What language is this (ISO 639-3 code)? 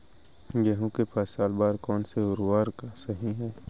hne